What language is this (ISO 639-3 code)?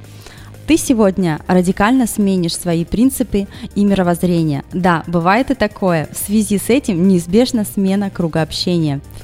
rus